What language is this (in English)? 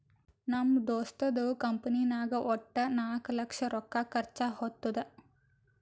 Kannada